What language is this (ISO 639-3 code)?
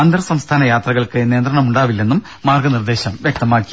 mal